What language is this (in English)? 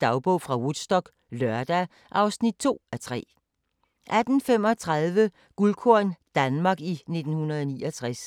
Danish